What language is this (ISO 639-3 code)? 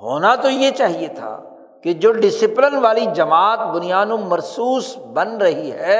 urd